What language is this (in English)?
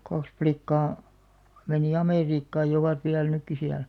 Finnish